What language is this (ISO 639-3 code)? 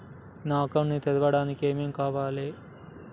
tel